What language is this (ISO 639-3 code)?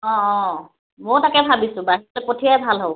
asm